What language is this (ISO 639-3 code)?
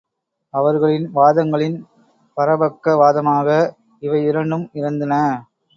tam